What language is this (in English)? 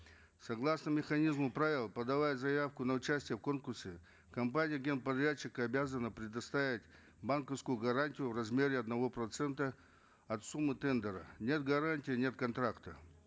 Kazakh